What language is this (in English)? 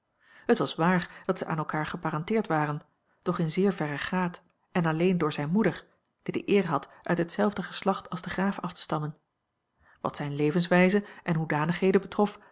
Dutch